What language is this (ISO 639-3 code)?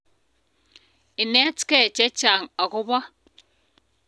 kln